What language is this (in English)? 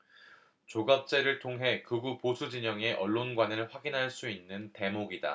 Korean